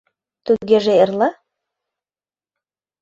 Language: Mari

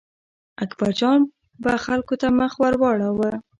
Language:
Pashto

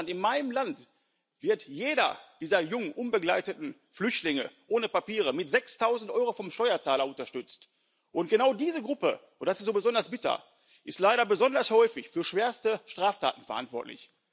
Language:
German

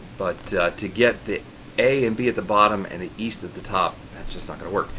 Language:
English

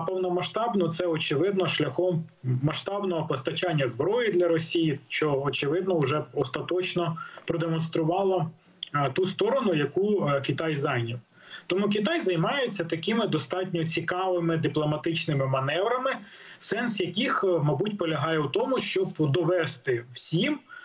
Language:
Ukrainian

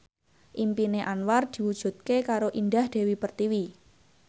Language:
Javanese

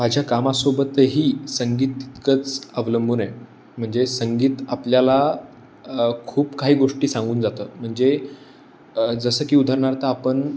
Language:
Marathi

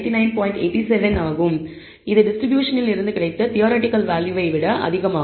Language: Tamil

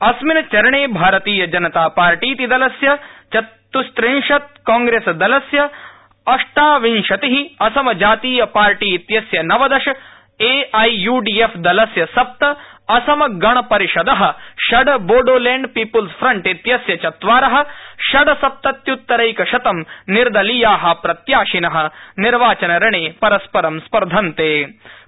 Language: Sanskrit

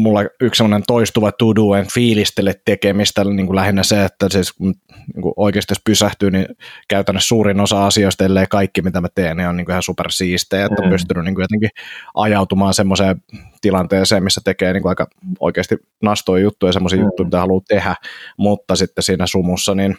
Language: Finnish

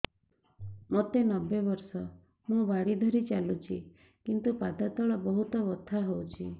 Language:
Odia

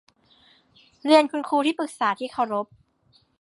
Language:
Thai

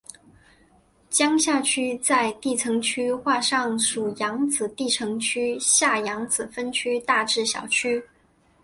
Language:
Chinese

